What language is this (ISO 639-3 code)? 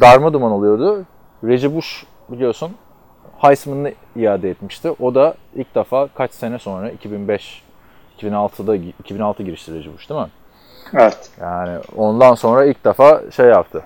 tur